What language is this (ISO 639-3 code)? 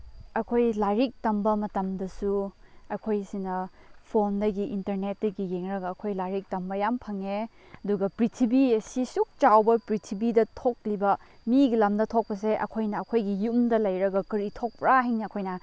mni